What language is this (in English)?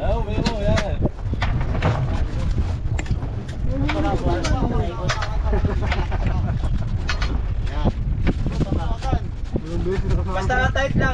Filipino